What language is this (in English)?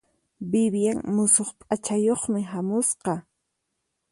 Puno Quechua